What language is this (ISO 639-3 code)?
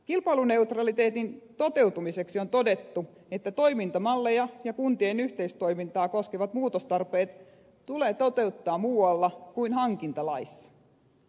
fin